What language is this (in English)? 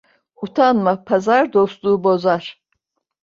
Turkish